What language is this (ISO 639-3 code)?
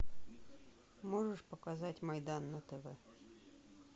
rus